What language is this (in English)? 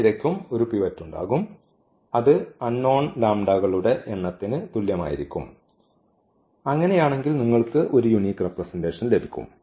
Malayalam